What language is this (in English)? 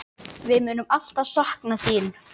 Icelandic